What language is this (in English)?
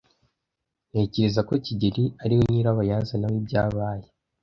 Kinyarwanda